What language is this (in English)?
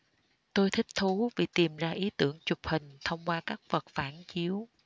Vietnamese